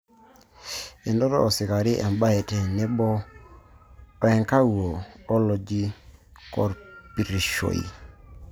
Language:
Masai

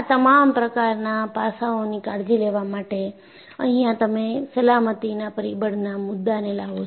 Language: Gujarati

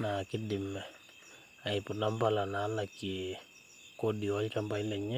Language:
Masai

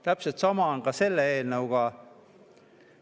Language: Estonian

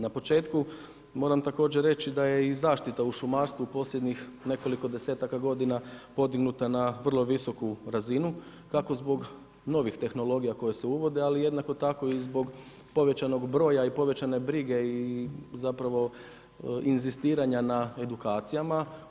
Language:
Croatian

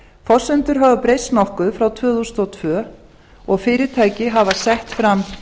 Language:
Icelandic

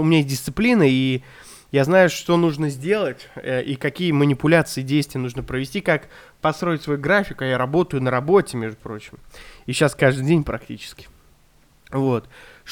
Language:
Russian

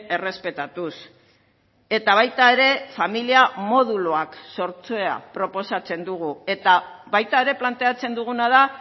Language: Basque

